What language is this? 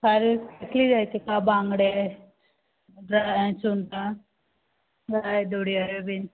Konkani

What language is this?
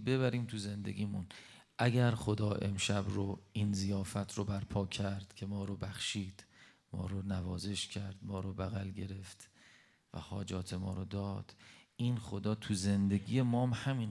Persian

